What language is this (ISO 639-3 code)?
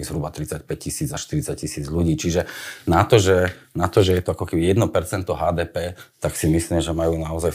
slk